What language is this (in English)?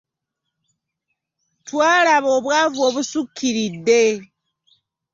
Ganda